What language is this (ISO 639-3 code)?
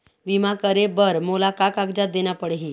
hne